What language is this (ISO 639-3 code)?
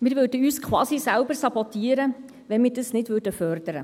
gsw